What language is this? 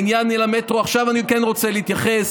Hebrew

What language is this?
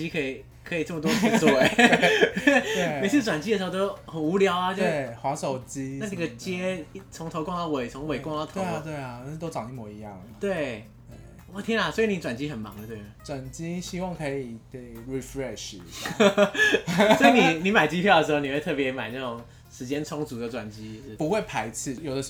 Chinese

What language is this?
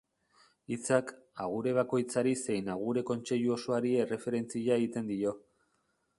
Basque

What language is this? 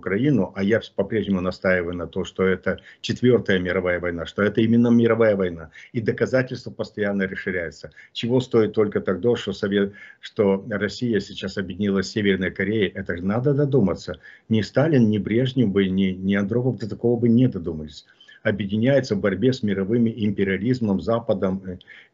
Russian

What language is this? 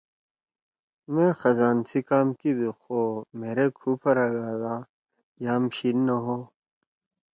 Torwali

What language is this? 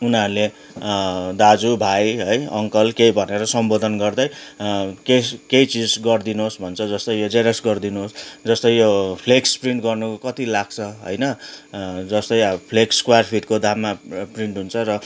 Nepali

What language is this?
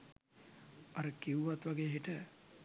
Sinhala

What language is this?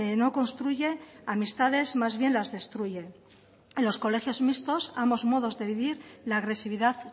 Spanish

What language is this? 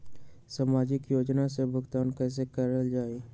Magahi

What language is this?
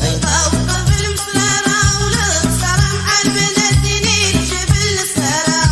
Thai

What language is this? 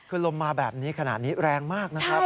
Thai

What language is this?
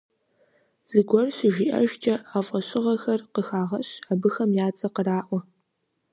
Kabardian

